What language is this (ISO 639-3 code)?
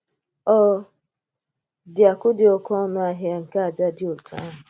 ibo